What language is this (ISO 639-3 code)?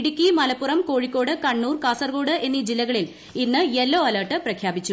mal